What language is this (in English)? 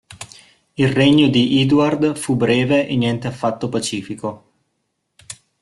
Italian